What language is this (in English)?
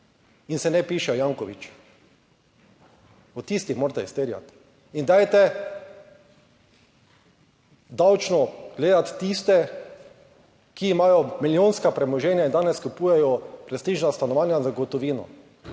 Slovenian